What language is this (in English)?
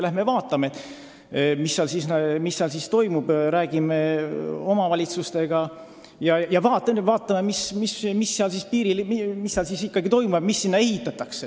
Estonian